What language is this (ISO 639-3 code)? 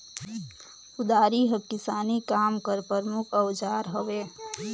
hne